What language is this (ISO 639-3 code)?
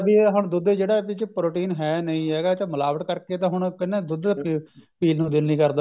pan